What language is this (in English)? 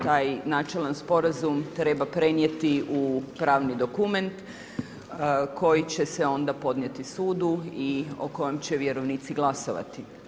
Croatian